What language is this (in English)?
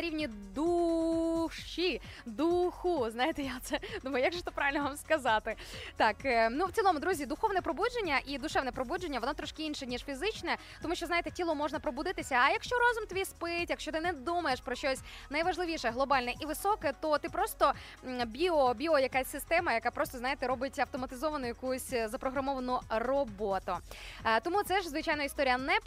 Ukrainian